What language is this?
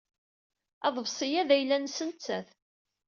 Kabyle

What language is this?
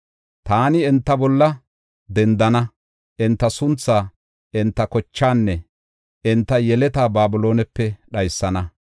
Gofa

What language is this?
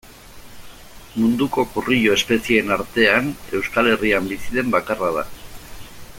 Basque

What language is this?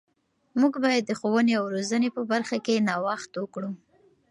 Pashto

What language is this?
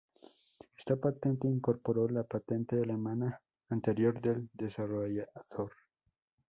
Spanish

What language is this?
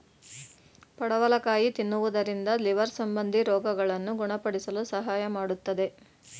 Kannada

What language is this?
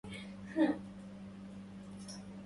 Arabic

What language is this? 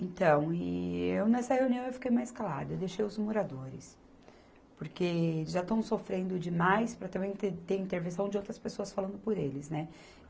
Portuguese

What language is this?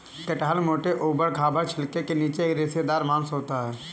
Hindi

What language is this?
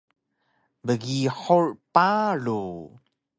Taroko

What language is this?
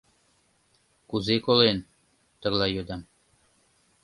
Mari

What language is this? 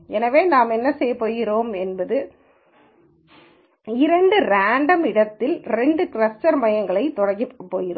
Tamil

